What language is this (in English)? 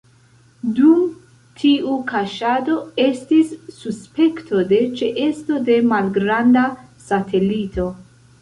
Esperanto